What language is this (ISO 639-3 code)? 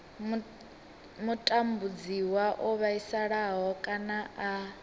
ven